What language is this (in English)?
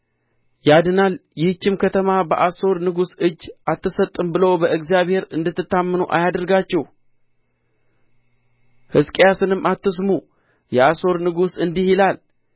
Amharic